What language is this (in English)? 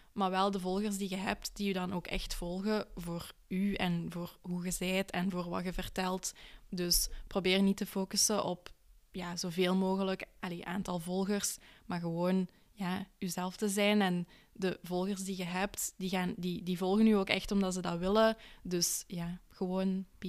Dutch